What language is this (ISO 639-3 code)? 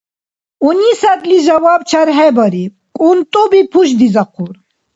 dar